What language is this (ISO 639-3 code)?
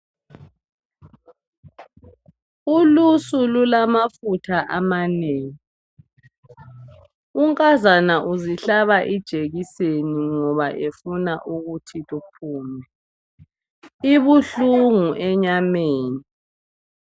nde